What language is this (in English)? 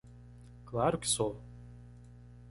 Portuguese